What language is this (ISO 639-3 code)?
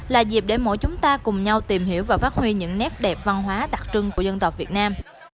vie